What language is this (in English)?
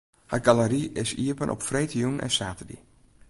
Western Frisian